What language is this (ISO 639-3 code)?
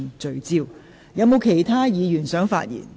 yue